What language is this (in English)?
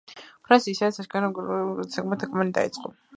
Georgian